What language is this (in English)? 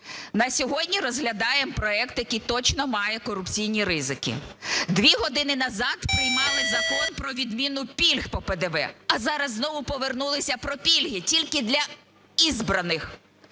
Ukrainian